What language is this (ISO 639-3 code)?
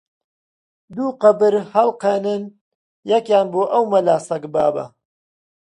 ckb